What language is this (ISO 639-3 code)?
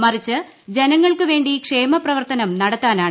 mal